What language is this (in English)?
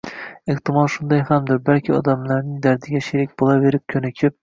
Uzbek